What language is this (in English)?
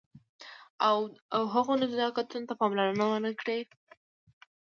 Pashto